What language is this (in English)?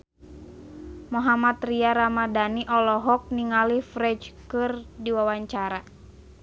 Sundanese